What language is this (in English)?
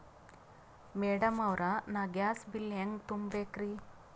Kannada